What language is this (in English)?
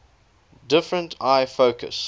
English